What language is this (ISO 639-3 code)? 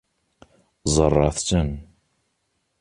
kab